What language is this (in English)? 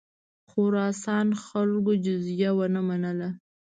Pashto